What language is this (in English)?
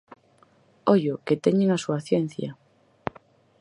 Galician